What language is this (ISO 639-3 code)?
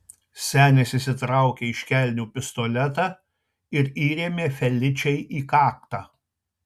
lit